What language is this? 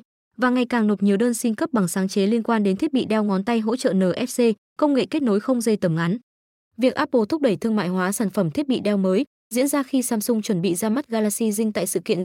Vietnamese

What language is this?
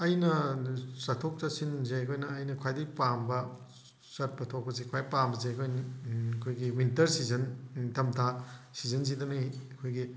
Manipuri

